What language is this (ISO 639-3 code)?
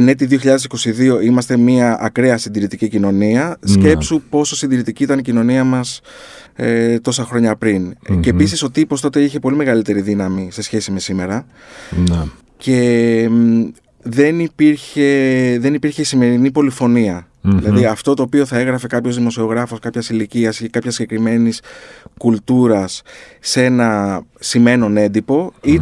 ell